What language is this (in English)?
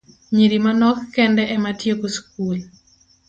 Luo (Kenya and Tanzania)